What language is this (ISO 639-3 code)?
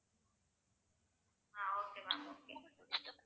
tam